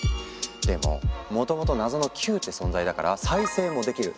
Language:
Japanese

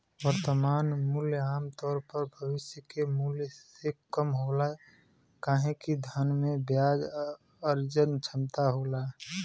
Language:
Bhojpuri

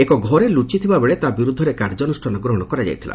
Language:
Odia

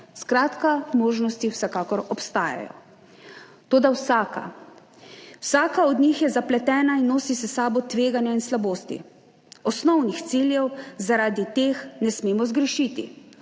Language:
Slovenian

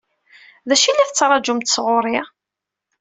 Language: Kabyle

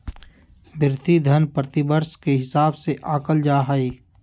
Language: Magahi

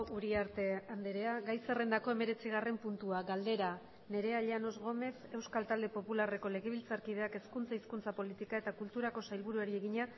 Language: Basque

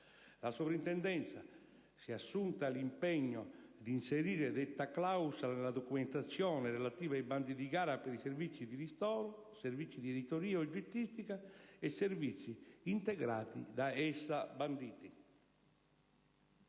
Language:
Italian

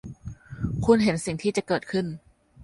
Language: Thai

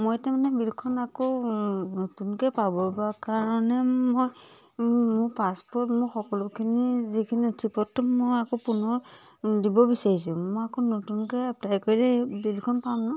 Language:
Assamese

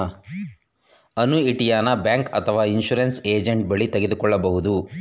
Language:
Kannada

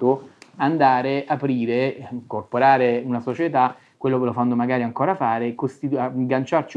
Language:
Italian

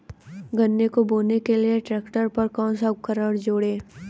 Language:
Hindi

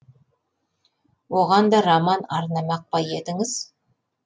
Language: Kazakh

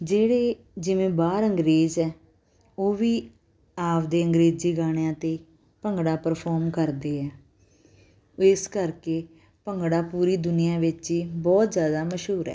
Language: Punjabi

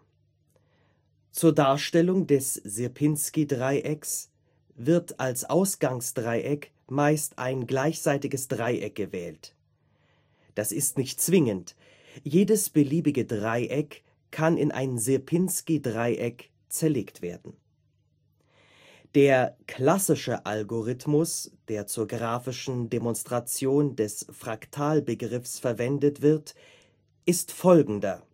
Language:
German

